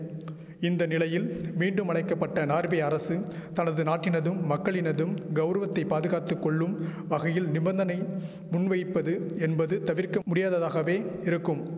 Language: Tamil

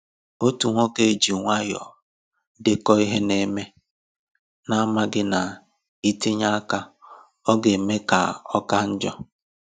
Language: Igbo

